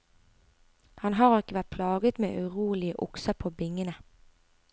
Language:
Norwegian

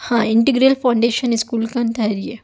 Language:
Urdu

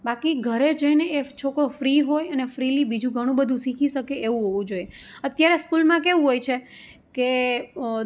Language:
Gujarati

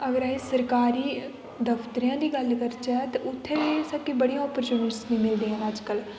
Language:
Dogri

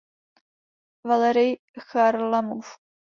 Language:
Czech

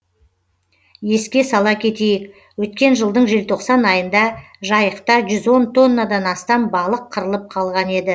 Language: Kazakh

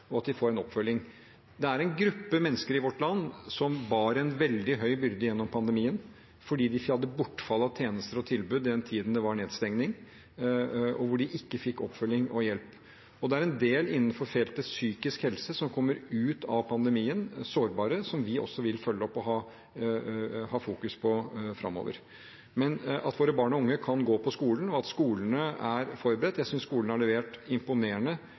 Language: Norwegian Bokmål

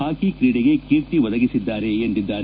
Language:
Kannada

